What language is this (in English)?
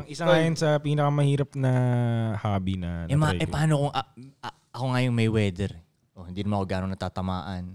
Filipino